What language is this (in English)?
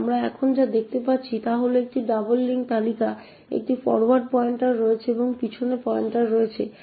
Bangla